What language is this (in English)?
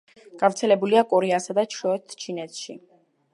Georgian